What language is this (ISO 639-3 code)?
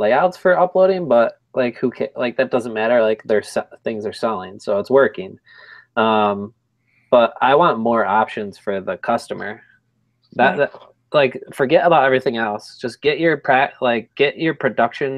eng